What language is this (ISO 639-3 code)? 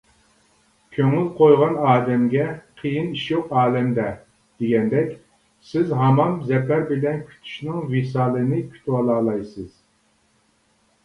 uig